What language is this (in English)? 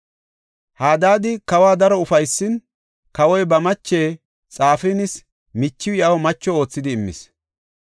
Gofa